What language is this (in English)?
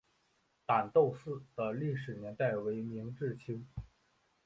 Chinese